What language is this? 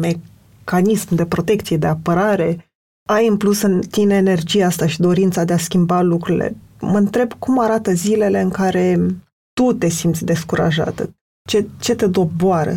Romanian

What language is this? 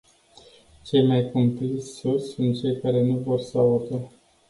Romanian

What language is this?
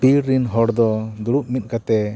Santali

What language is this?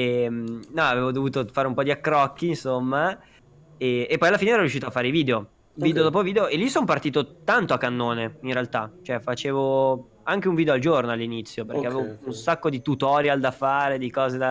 Italian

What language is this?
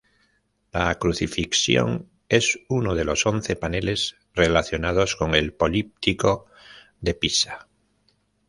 Spanish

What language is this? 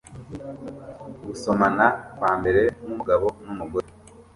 Kinyarwanda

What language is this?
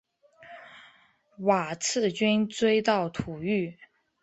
Chinese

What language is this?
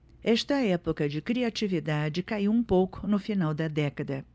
Portuguese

